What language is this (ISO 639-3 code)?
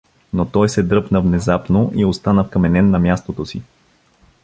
bul